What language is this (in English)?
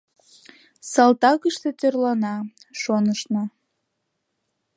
Mari